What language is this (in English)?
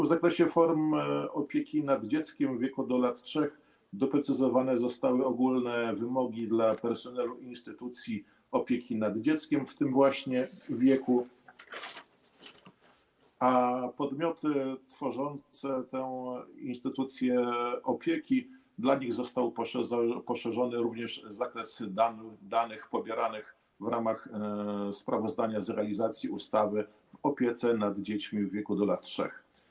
Polish